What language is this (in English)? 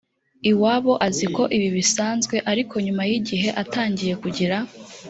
Kinyarwanda